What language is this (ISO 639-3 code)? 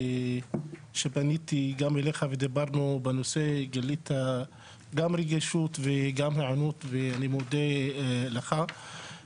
heb